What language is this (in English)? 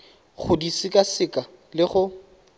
Tswana